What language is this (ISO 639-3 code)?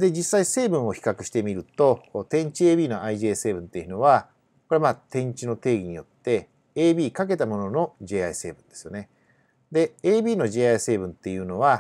jpn